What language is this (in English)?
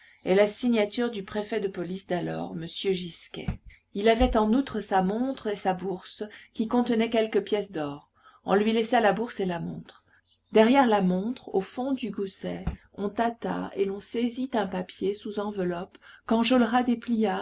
French